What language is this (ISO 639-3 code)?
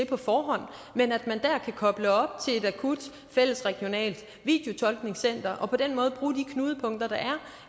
dan